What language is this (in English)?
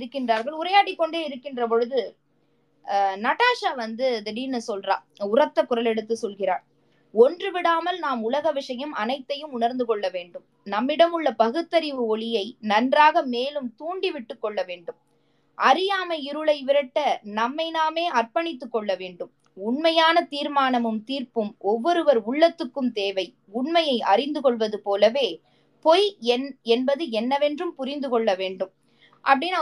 Tamil